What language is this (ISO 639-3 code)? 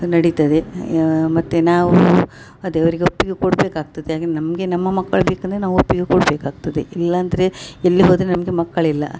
kan